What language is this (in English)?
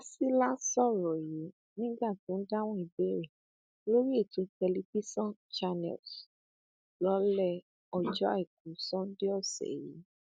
Yoruba